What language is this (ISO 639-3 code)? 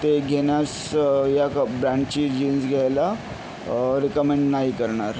mar